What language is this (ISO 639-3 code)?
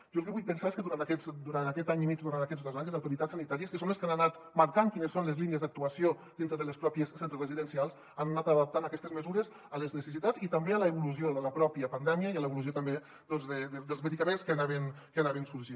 cat